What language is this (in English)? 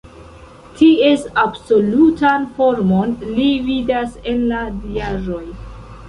Esperanto